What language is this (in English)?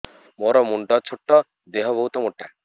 Odia